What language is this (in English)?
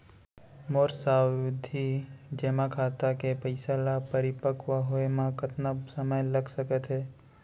Chhattisgarhi